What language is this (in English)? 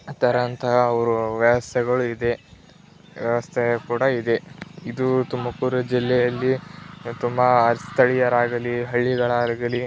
Kannada